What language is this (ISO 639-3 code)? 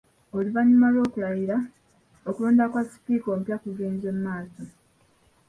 lug